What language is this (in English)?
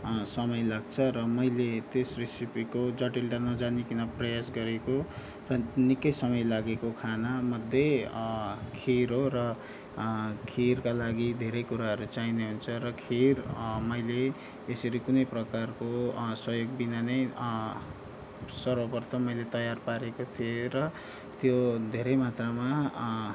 Nepali